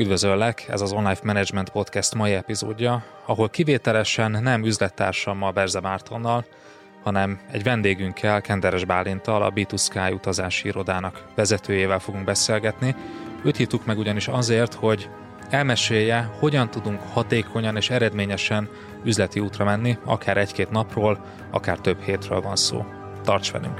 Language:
Hungarian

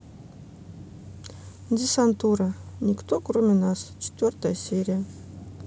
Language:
Russian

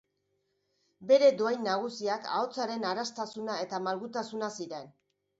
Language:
Basque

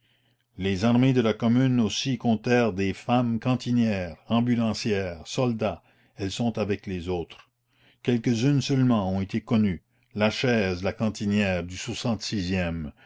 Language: French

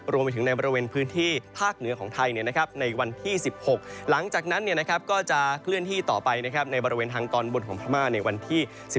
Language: Thai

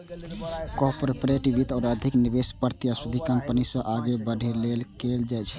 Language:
Maithili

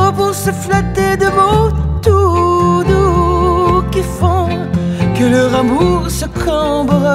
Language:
French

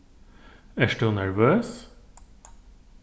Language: Faroese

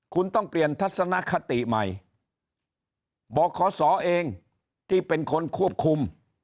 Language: Thai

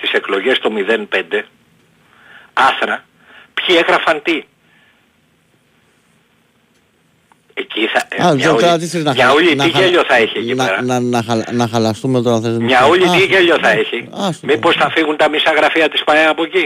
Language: Greek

